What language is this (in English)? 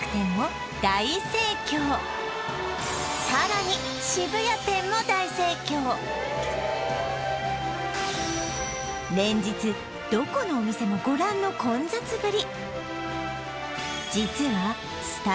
Japanese